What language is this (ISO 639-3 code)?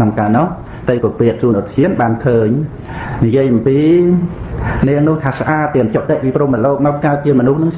vie